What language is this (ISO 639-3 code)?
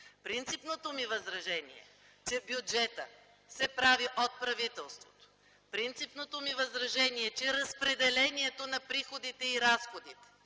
bul